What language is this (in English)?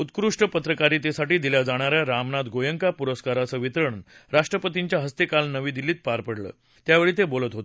Marathi